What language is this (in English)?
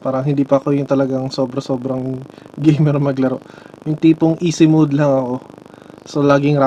Filipino